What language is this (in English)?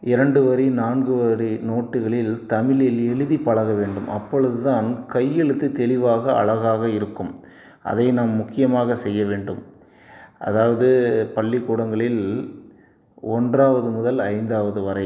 Tamil